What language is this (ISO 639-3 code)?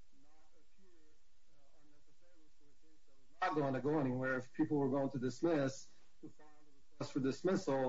eng